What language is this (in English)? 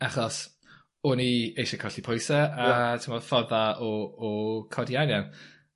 Welsh